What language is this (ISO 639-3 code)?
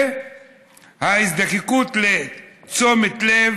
heb